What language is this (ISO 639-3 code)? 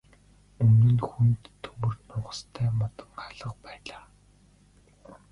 mon